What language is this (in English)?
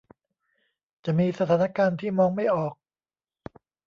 Thai